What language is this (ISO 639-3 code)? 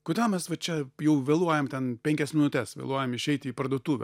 lit